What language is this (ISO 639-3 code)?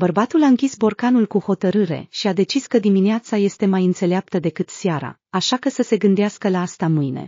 ron